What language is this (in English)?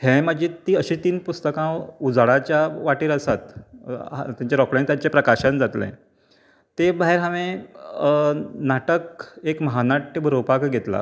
Konkani